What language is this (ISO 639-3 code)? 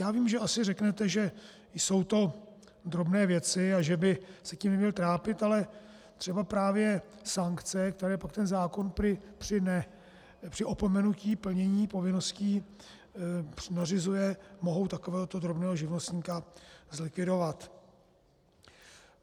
ces